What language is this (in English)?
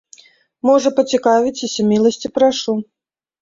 Belarusian